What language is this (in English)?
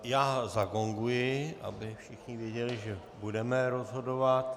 Czech